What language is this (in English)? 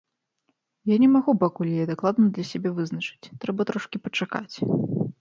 Belarusian